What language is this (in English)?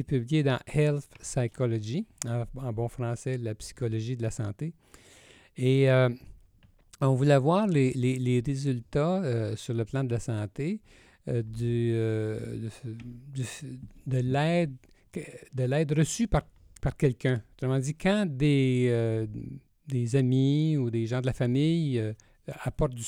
French